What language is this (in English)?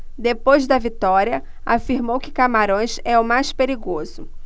Portuguese